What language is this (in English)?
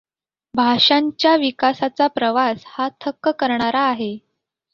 Marathi